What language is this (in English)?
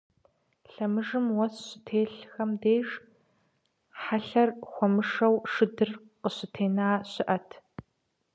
Kabardian